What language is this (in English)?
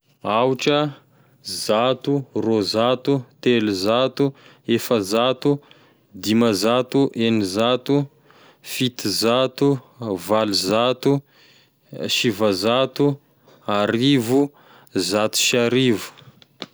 Tesaka Malagasy